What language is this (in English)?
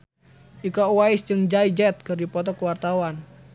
Sundanese